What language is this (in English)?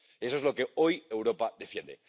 Spanish